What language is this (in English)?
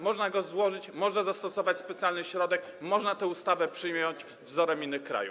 Polish